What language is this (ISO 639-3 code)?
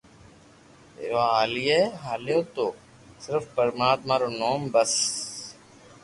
lrk